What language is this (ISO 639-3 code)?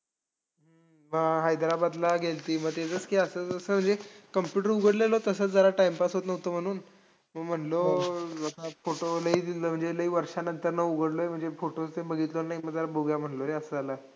mar